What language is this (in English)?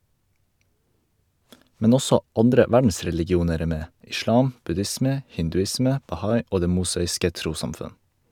Norwegian